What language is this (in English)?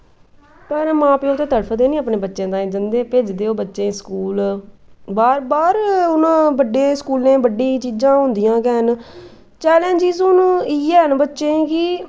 Dogri